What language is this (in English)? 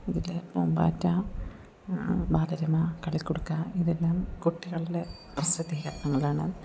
Malayalam